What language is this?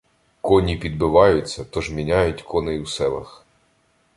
Ukrainian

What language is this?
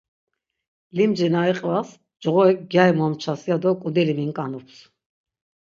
Laz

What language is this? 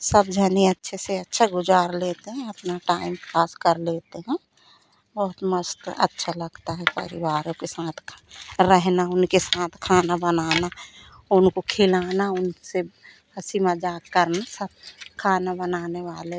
Hindi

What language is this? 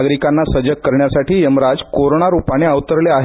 Marathi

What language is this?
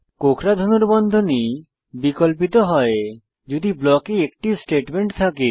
Bangla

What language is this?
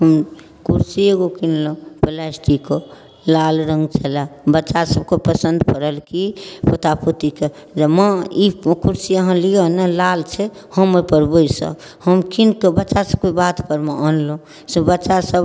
Maithili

